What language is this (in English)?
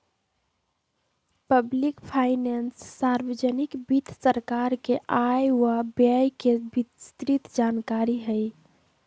Magahi